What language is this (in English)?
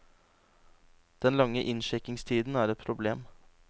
Norwegian